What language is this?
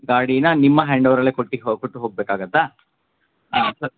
Kannada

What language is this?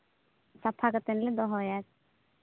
Santali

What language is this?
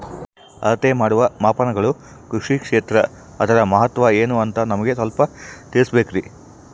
Kannada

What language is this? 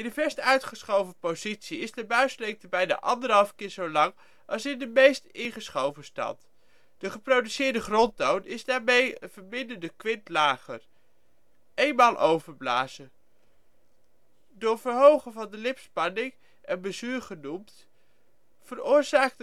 Dutch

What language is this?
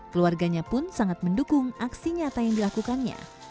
Indonesian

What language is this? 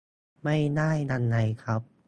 Thai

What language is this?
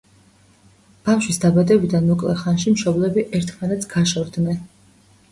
Georgian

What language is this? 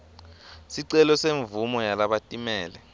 Swati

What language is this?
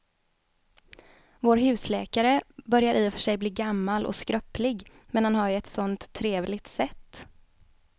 Swedish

